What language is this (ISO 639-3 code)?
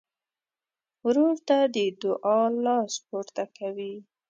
pus